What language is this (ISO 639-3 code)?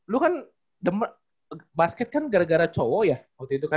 ind